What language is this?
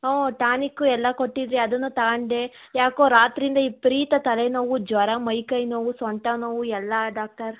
Kannada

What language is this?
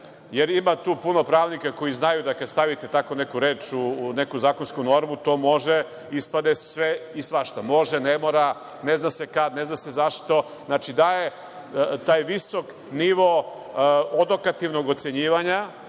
Serbian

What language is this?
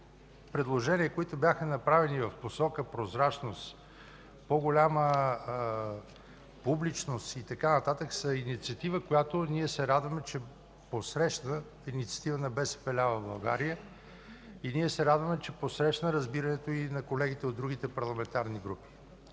Bulgarian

